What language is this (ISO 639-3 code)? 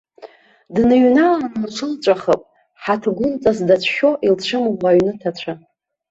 abk